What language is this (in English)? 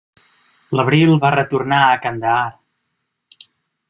Catalan